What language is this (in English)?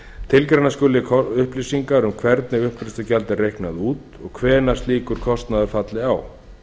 Icelandic